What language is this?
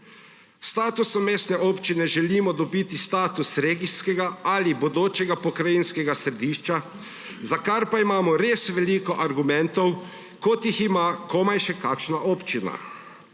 Slovenian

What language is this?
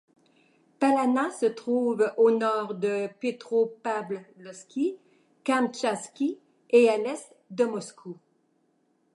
French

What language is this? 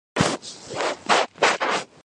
Georgian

